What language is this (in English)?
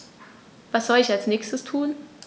German